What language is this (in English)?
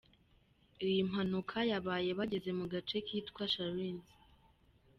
Kinyarwanda